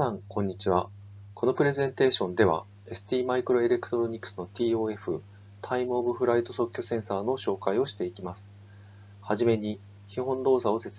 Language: Japanese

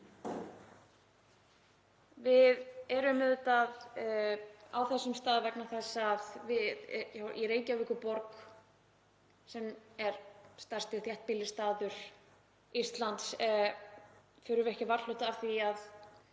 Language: Icelandic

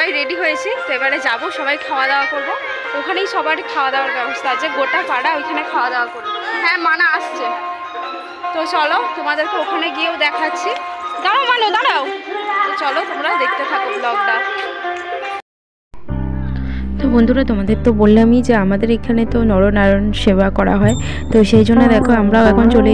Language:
Arabic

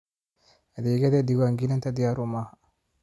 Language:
Somali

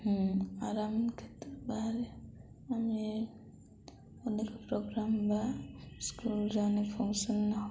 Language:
Odia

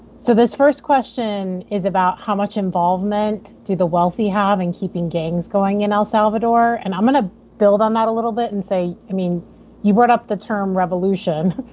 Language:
English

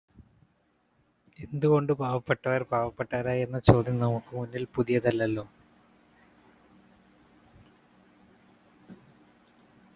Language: Malayalam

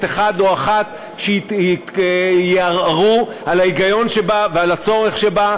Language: Hebrew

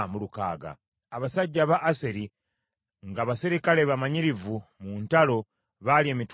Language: Ganda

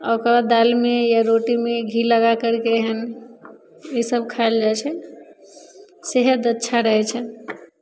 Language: Maithili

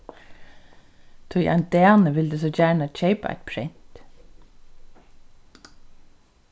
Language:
Faroese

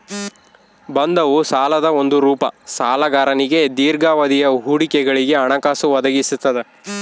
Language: Kannada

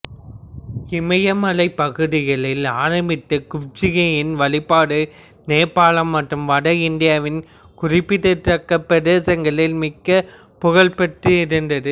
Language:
Tamil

